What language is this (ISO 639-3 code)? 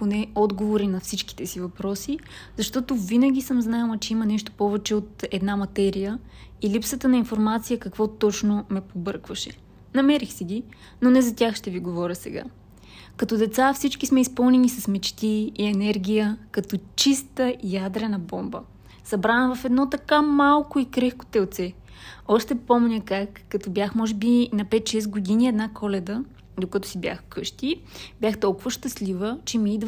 bul